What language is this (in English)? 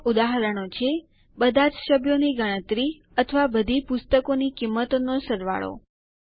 Gujarati